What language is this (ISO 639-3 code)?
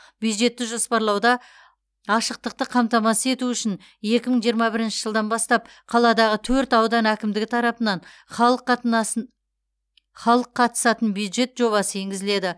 kaz